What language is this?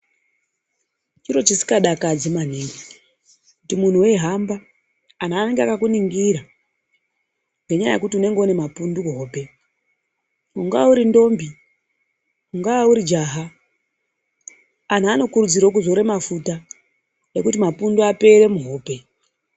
Ndau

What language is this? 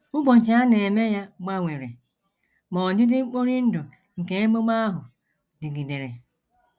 Igbo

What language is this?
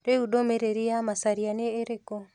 Kikuyu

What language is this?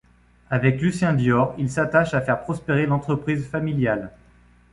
French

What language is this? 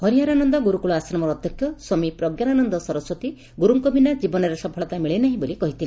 Odia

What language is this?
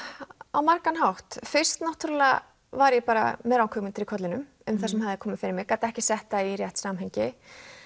Icelandic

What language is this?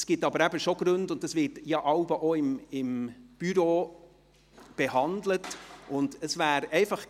Swiss German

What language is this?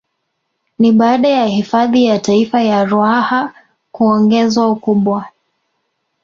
Swahili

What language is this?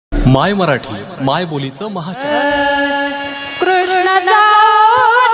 Marathi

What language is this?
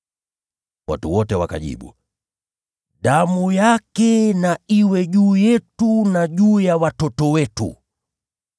Swahili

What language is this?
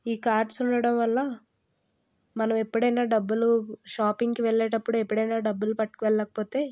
Telugu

